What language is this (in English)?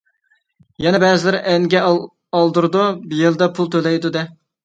Uyghur